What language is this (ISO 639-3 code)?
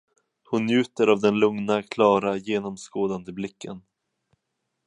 swe